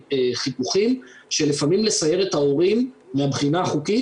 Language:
Hebrew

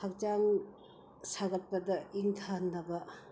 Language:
Manipuri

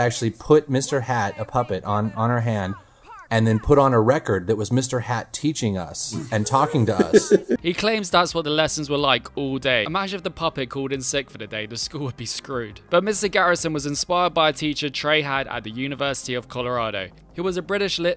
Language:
English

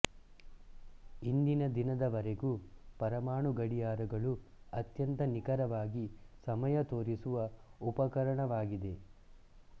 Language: Kannada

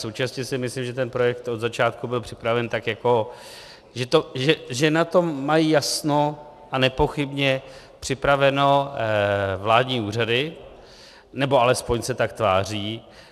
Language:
Czech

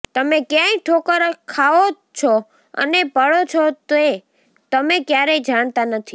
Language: Gujarati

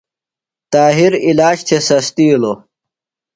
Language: Phalura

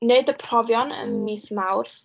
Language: Welsh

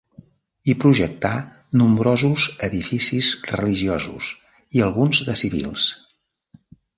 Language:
Catalan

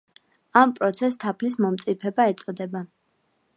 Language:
Georgian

